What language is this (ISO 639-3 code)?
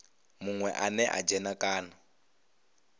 ven